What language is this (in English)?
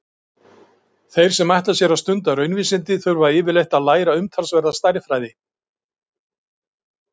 Icelandic